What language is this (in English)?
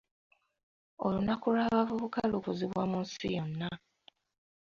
Ganda